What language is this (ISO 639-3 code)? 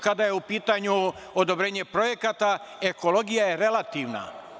srp